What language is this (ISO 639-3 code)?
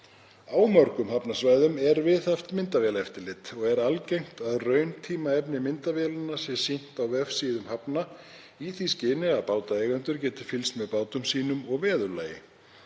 isl